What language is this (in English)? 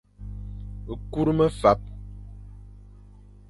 Fang